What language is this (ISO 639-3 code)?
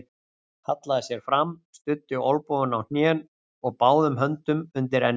isl